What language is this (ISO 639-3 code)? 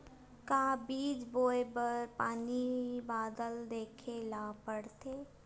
hne